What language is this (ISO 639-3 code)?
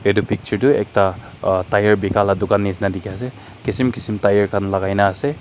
nag